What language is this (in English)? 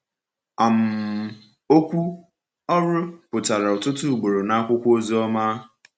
Igbo